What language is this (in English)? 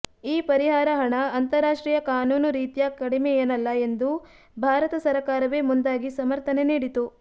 Kannada